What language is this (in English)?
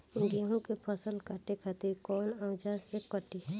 Bhojpuri